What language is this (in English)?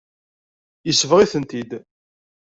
Kabyle